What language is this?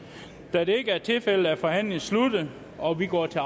Danish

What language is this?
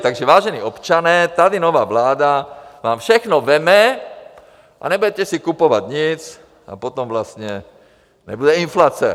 Czech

